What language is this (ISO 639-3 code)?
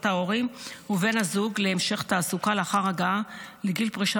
heb